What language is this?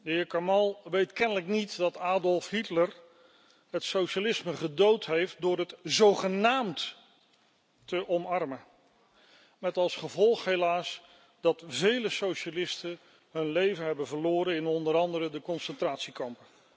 Dutch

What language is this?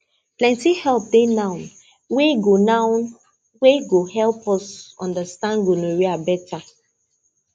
Nigerian Pidgin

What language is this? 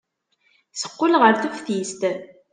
Kabyle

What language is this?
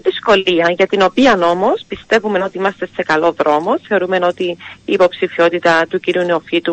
Greek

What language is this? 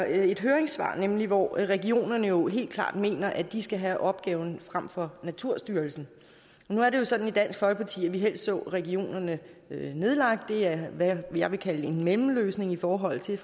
Danish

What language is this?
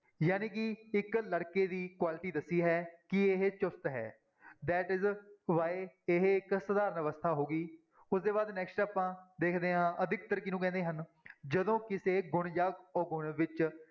Punjabi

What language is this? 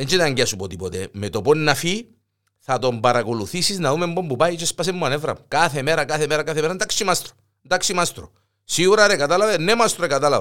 Greek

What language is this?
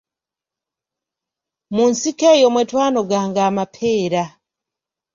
Ganda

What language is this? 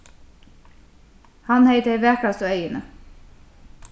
Faroese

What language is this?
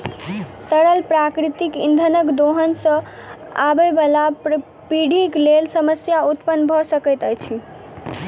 Maithili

